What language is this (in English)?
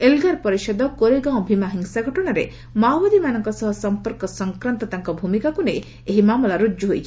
Odia